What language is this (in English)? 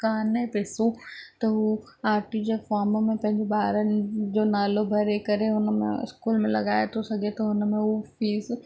Sindhi